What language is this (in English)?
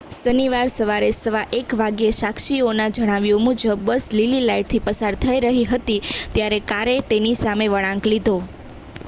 Gujarati